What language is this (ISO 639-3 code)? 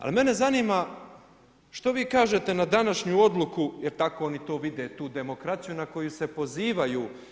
hrv